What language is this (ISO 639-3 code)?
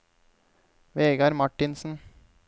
nor